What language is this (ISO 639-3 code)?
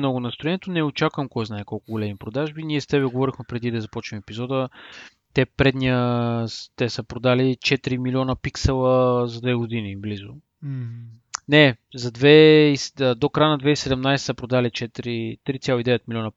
bul